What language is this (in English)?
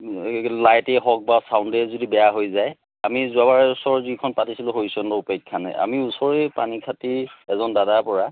Assamese